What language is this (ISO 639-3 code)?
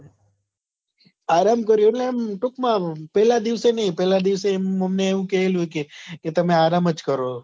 guj